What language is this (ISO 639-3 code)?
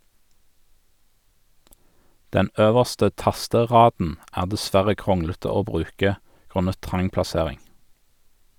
nor